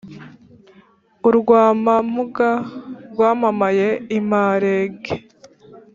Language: Kinyarwanda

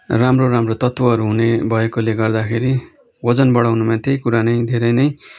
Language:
Nepali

